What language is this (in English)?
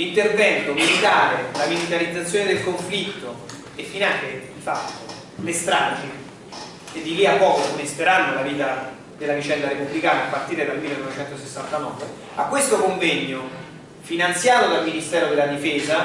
Italian